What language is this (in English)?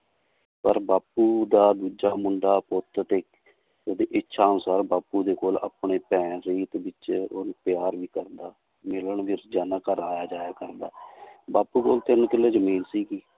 Punjabi